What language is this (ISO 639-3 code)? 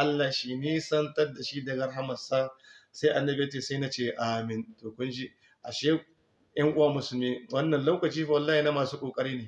hau